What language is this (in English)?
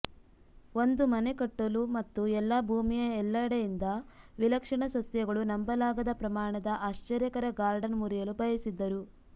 Kannada